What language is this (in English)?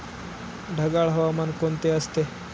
Marathi